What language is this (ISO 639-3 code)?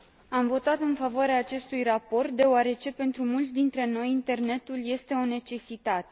ron